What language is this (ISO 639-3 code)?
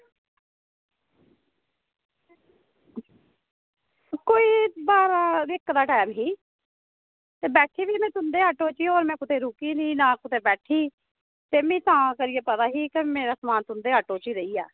doi